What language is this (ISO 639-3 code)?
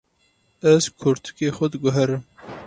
kur